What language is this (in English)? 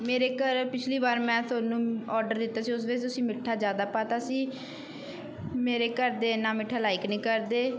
Punjabi